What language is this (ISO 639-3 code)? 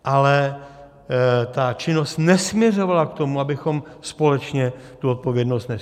ces